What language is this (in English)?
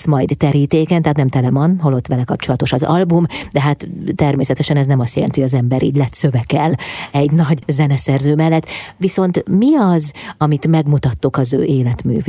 Hungarian